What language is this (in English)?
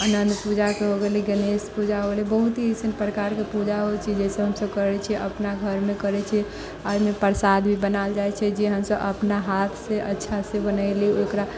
Maithili